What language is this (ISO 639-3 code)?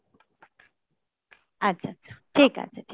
ben